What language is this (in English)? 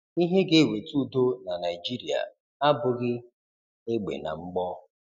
Igbo